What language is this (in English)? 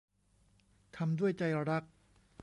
Thai